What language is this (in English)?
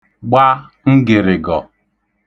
Igbo